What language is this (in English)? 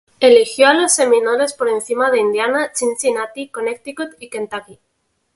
Spanish